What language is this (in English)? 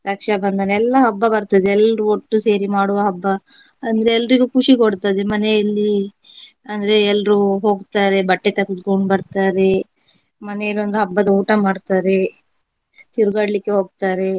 Kannada